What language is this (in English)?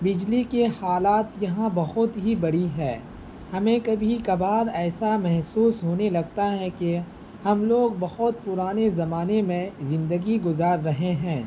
Urdu